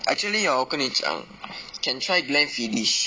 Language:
English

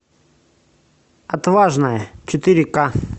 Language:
Russian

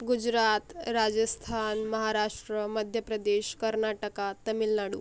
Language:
Marathi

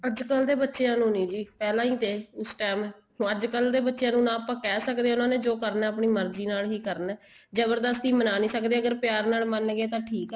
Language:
Punjabi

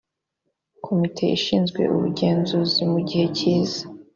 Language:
Kinyarwanda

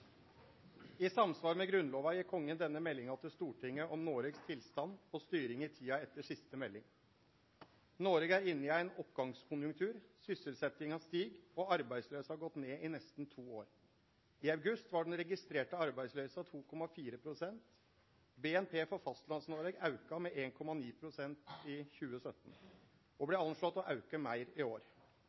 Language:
Norwegian Nynorsk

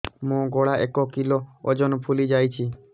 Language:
Odia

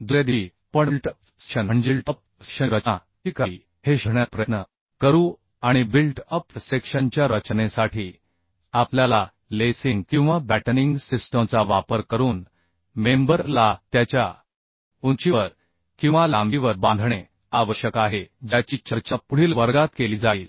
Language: Marathi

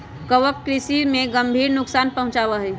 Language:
Magahi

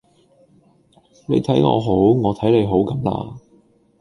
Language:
Cantonese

